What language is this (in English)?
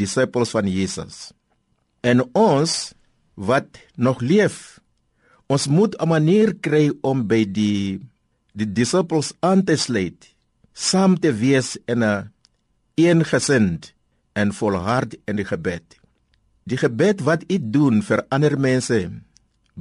Dutch